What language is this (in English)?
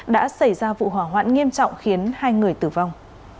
Vietnamese